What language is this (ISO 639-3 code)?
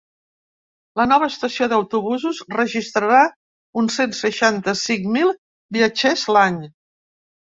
cat